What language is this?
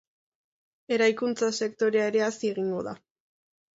Basque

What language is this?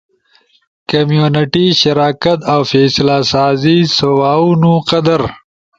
Ushojo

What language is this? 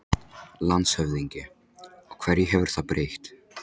Icelandic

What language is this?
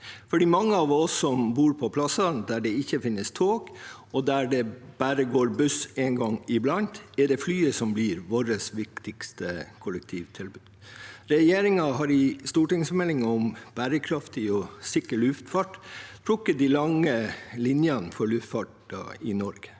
Norwegian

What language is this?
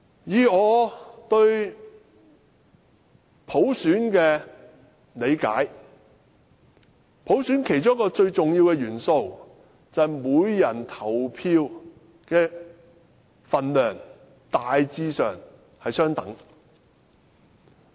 Cantonese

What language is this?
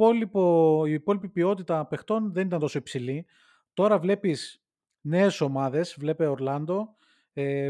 Greek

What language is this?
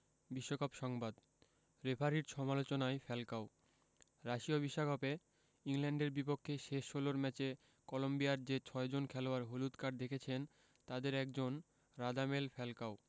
Bangla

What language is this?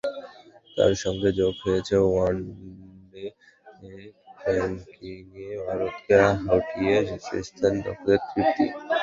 Bangla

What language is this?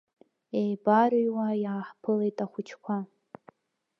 Abkhazian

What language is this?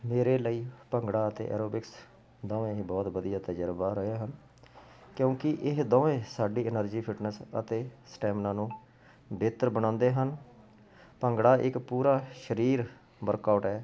Punjabi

